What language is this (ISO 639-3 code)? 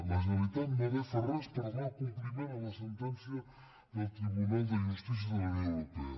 cat